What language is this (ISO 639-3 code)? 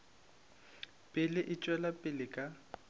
nso